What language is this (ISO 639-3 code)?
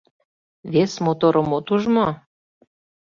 chm